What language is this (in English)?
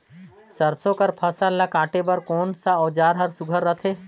Chhattisgarhi